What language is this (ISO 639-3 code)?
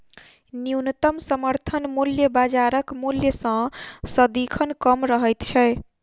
mai